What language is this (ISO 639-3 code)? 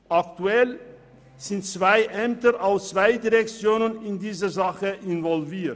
gsw